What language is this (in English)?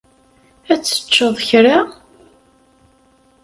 Kabyle